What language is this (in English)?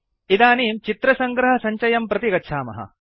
Sanskrit